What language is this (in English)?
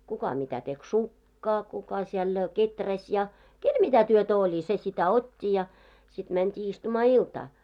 Finnish